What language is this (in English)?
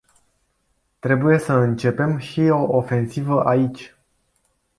Romanian